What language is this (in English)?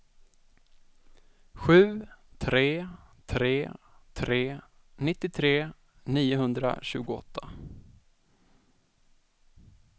Swedish